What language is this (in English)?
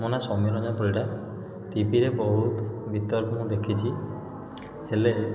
Odia